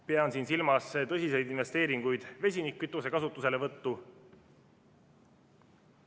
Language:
Estonian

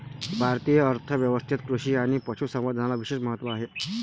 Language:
Marathi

